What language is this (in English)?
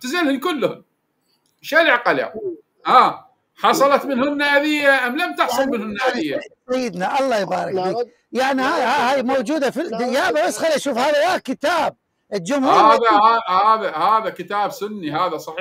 Arabic